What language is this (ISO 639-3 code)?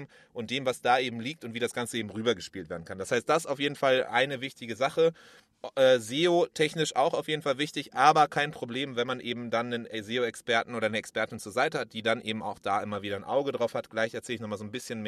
deu